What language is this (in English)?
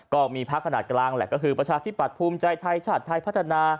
Thai